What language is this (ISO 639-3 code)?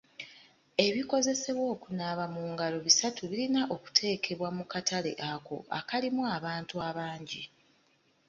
lug